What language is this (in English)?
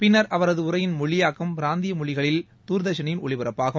Tamil